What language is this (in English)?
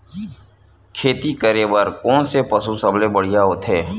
Chhattisgarhi